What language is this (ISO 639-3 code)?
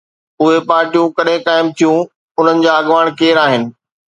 snd